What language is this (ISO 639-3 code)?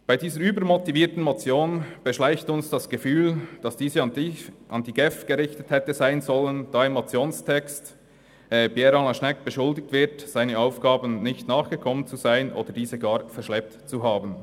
gsw